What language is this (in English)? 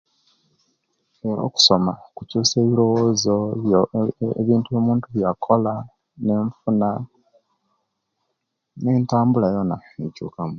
Kenyi